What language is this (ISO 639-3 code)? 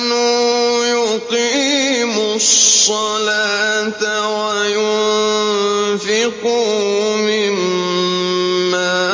ara